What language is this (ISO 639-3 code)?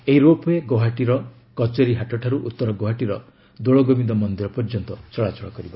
ori